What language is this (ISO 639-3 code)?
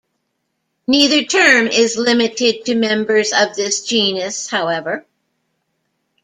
eng